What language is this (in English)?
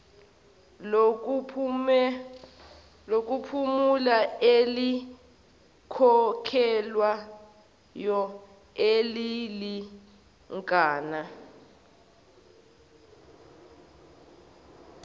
Zulu